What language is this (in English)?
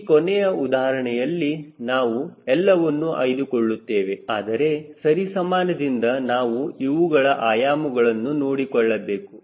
Kannada